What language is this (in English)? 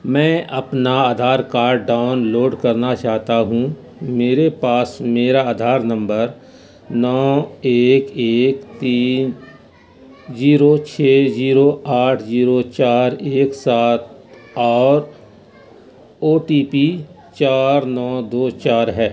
Urdu